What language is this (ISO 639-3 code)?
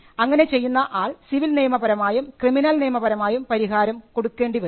mal